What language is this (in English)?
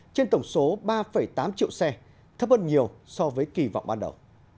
Vietnamese